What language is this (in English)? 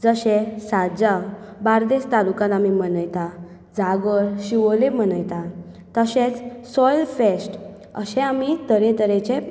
Konkani